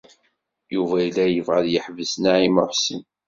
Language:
Kabyle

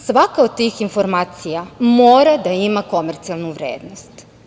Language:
Serbian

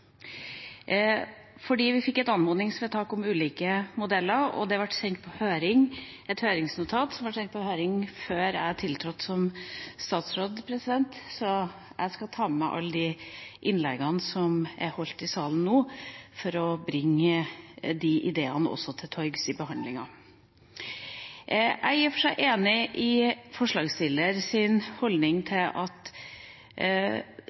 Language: Norwegian Bokmål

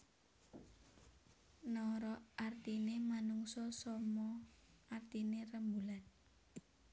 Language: Javanese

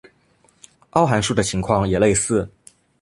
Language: Chinese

